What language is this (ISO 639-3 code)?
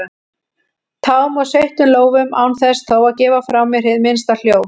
isl